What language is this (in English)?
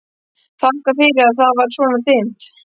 Icelandic